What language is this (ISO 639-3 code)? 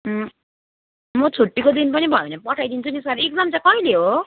nep